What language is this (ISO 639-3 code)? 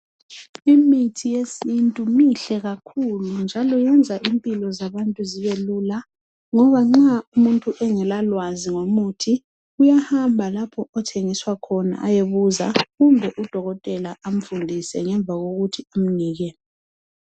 nde